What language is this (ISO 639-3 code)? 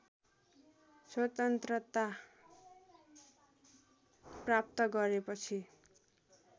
nep